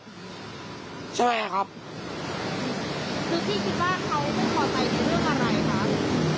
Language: Thai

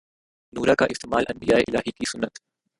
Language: Urdu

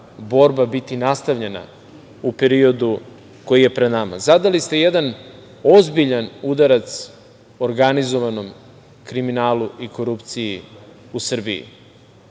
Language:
Serbian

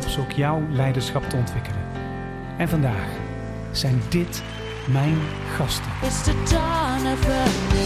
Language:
Dutch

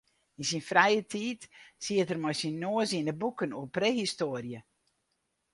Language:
Western Frisian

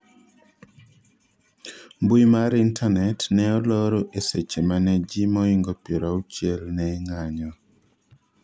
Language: Luo (Kenya and Tanzania)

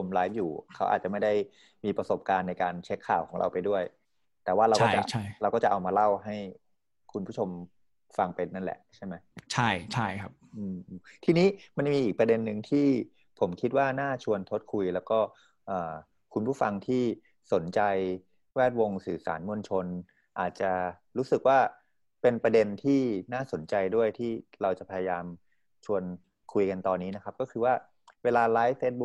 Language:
Thai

